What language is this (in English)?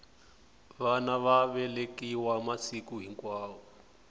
Tsonga